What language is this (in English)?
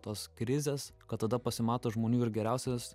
Lithuanian